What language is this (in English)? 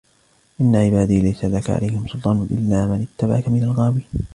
Arabic